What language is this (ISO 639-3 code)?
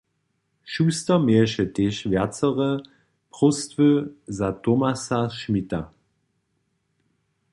hsb